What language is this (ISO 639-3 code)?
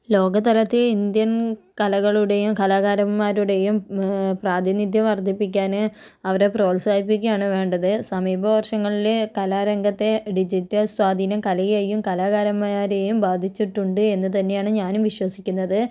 mal